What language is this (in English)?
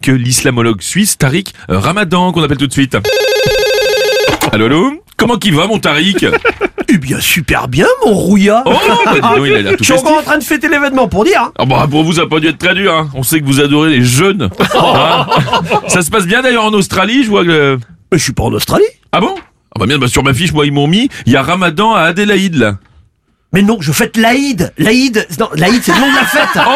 French